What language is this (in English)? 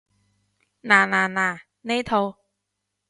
Cantonese